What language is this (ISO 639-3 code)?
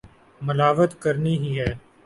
urd